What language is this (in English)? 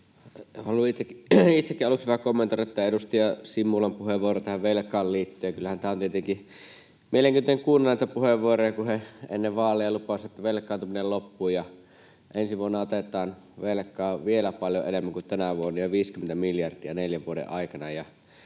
Finnish